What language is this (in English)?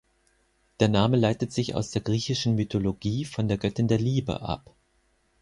German